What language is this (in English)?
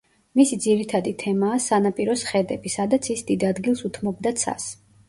Georgian